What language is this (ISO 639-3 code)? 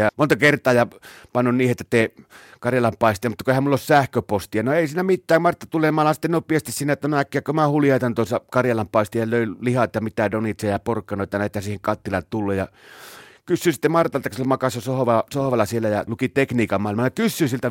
fin